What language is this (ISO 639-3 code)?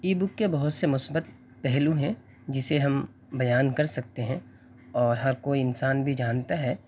urd